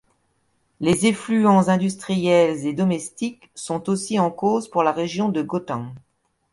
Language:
French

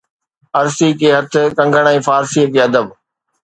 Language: Sindhi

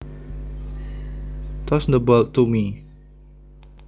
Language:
Javanese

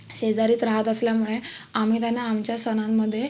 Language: Marathi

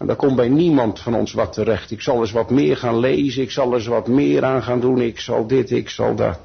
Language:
Dutch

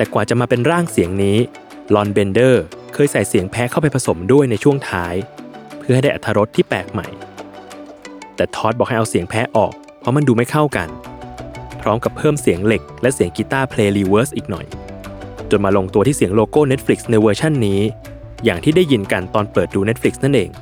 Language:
Thai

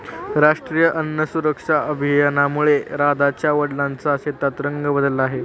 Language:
Marathi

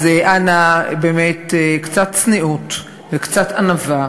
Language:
Hebrew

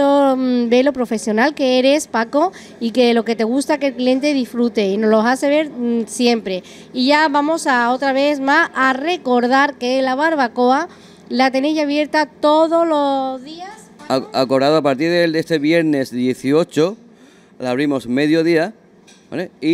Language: Spanish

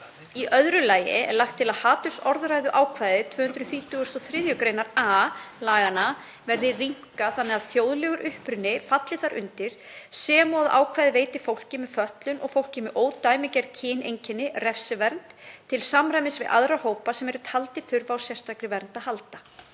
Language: Icelandic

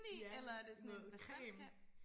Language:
Danish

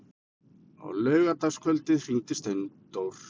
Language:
Icelandic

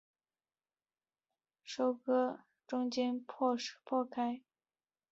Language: Chinese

